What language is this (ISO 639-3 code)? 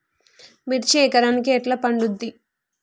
tel